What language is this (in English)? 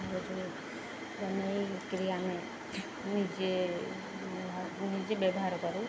Odia